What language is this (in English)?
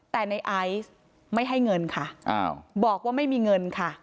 Thai